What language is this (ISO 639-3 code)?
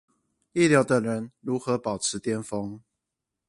zho